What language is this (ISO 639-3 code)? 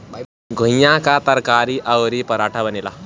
bho